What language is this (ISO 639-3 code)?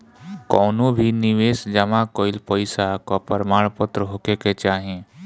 bho